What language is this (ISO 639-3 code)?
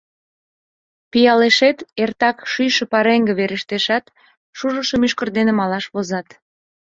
chm